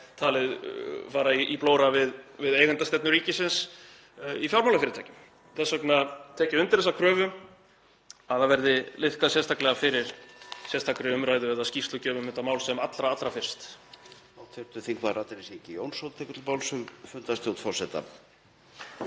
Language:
Icelandic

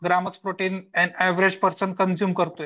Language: Marathi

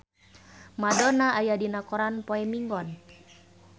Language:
Sundanese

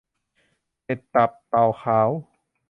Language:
Thai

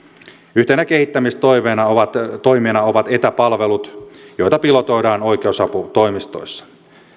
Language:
Finnish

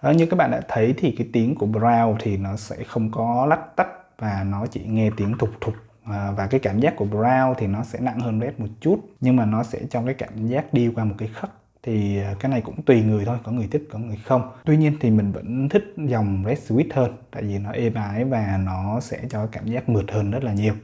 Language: Vietnamese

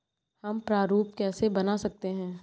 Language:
Hindi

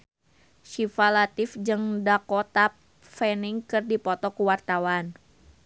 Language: Sundanese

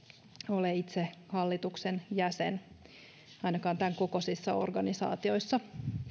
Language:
Finnish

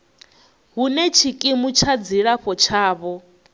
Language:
Venda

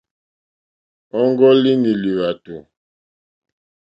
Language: Mokpwe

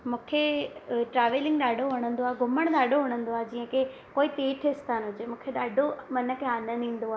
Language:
Sindhi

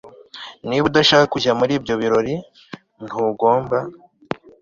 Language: Kinyarwanda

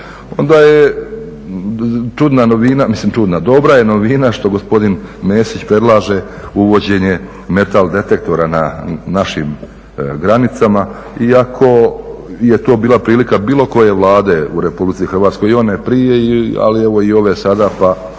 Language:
Croatian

